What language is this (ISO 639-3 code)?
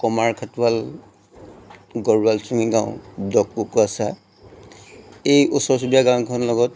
asm